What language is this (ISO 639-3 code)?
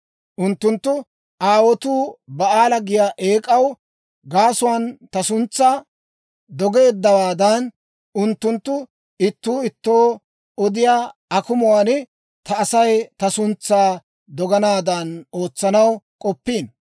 dwr